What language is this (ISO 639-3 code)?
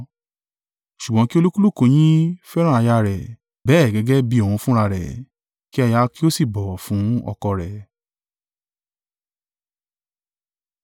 yor